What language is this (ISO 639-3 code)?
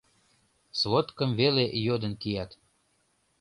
chm